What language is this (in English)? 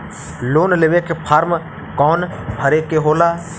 Bhojpuri